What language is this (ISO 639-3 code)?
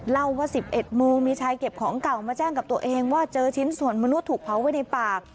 tha